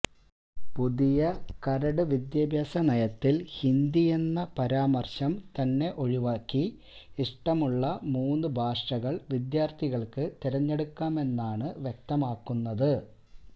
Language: Malayalam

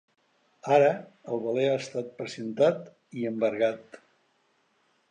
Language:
Catalan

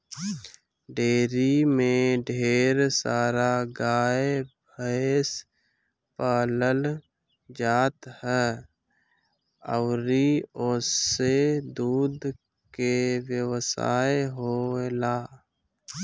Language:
Bhojpuri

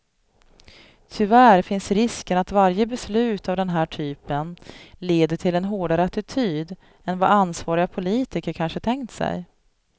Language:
Swedish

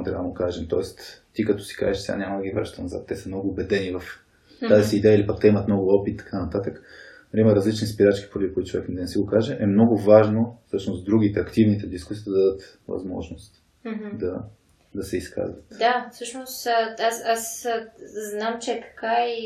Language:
Bulgarian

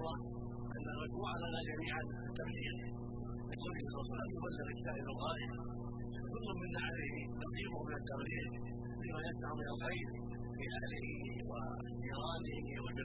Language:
Arabic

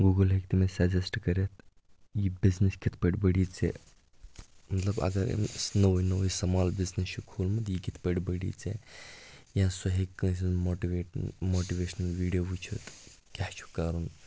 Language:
Kashmiri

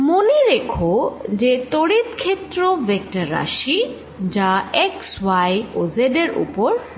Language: Bangla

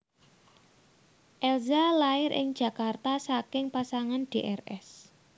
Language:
Javanese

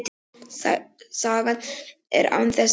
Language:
Icelandic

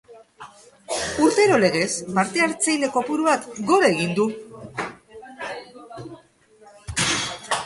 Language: Basque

